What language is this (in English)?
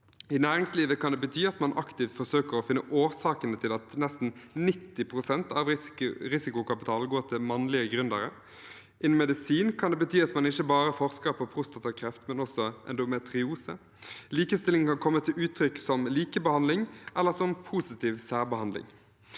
Norwegian